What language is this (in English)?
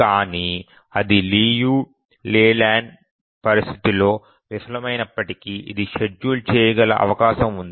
Telugu